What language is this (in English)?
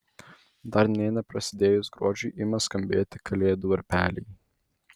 Lithuanian